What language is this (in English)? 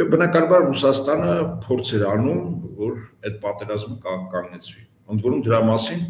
Romanian